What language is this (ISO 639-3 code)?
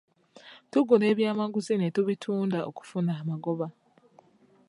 lug